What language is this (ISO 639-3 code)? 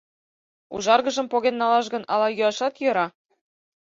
chm